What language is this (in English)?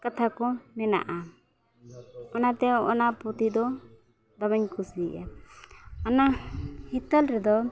Santali